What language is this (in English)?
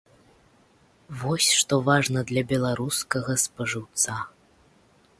Belarusian